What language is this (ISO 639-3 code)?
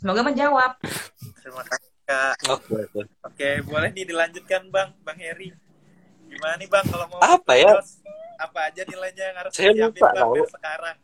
ind